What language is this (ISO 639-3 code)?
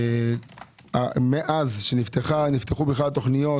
heb